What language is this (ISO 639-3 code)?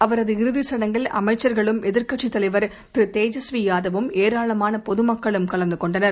tam